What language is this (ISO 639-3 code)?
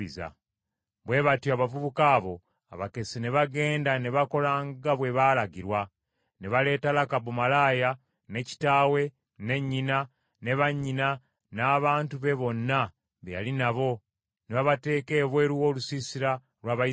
lug